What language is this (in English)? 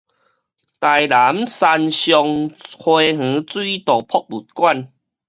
Min Nan Chinese